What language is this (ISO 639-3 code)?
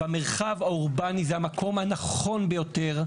heb